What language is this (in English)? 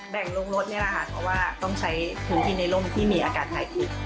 Thai